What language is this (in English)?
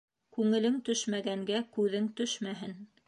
Bashkir